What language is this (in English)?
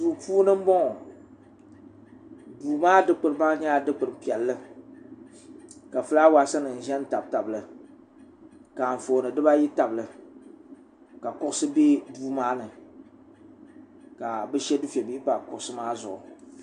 Dagbani